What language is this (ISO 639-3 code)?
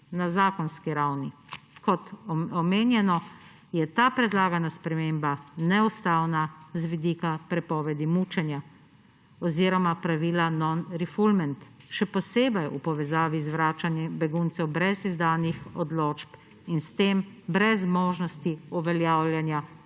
slv